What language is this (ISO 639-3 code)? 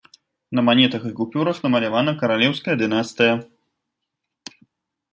bel